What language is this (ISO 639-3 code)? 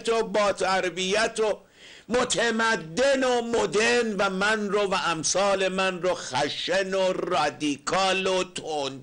fas